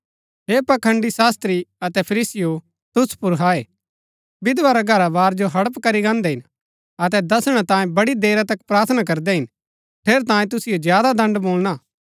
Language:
Gaddi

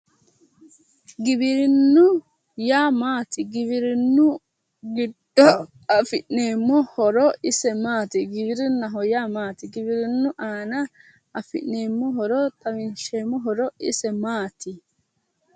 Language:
Sidamo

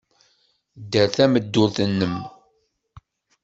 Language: Kabyle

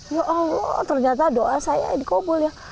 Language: Indonesian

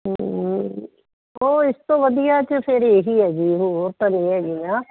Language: Punjabi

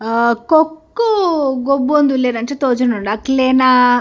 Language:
Tulu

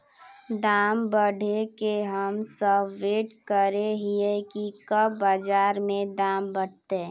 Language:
Magahi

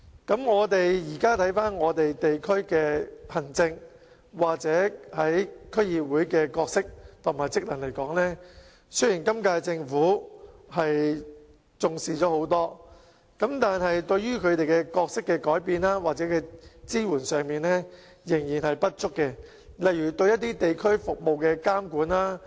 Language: Cantonese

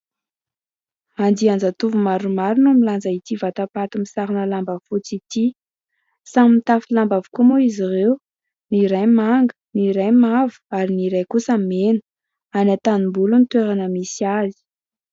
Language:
Malagasy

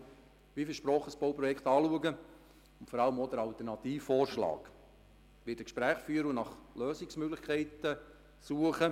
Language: Swiss German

